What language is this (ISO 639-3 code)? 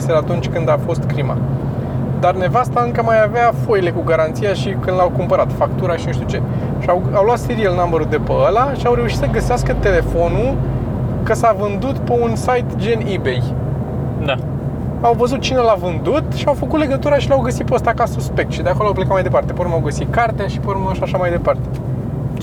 ron